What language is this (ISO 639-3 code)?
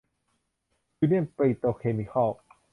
tha